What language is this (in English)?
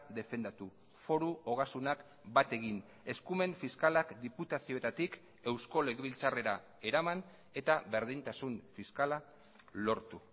Basque